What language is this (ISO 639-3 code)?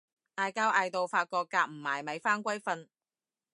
yue